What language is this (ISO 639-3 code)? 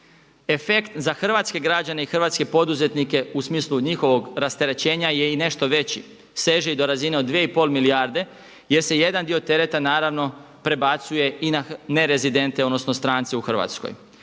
hrv